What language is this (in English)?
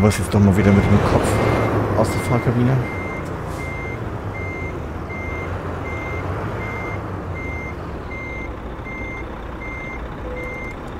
German